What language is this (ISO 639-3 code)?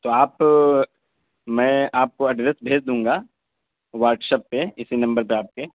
urd